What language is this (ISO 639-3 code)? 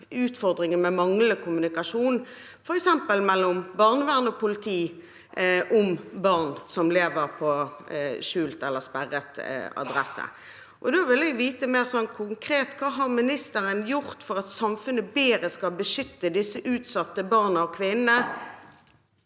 nor